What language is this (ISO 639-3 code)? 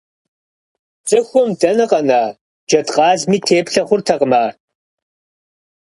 kbd